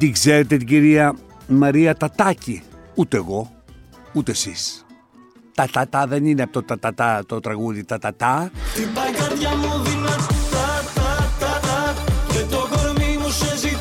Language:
Greek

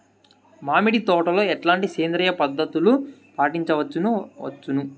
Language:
Telugu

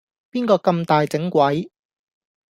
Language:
Cantonese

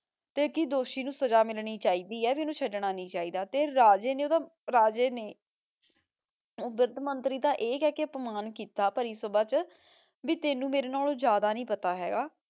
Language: Punjabi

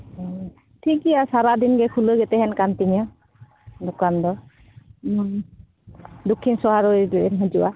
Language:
Santali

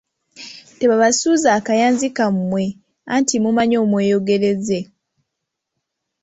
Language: Ganda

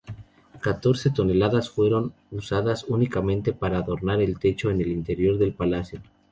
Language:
Spanish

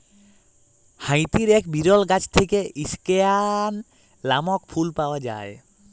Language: Bangla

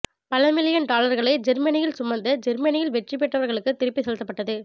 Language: Tamil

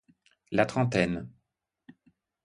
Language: French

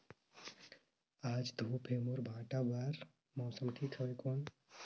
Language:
Chhattisgarhi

